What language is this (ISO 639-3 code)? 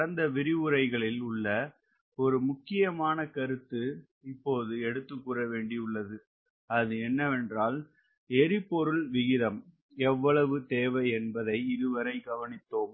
tam